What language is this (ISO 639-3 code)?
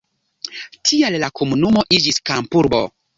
epo